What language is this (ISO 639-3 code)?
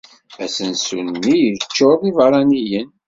kab